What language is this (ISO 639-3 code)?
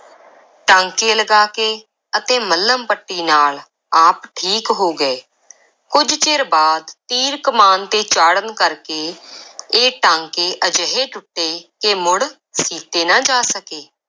pan